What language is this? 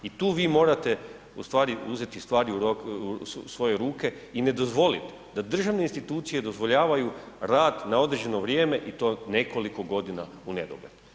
Croatian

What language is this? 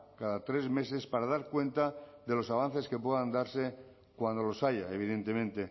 Spanish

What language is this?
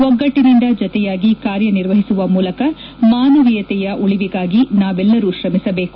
Kannada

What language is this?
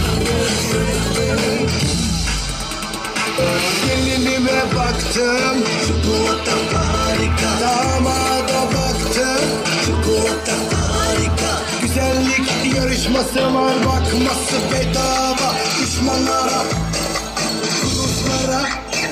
Arabic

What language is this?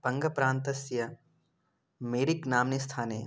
Sanskrit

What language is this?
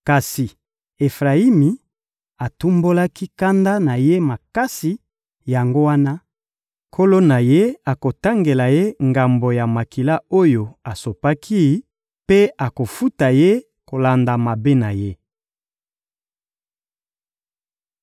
Lingala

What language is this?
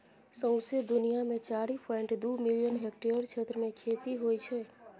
Maithili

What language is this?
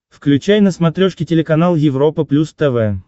Russian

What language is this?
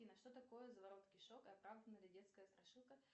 Russian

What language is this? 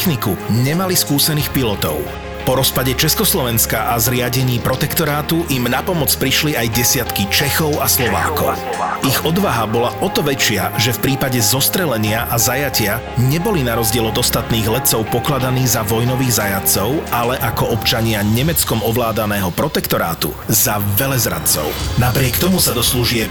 Slovak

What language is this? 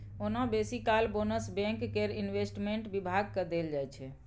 Maithili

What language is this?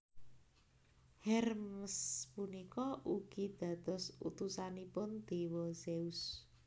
Javanese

